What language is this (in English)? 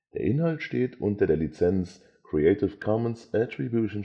German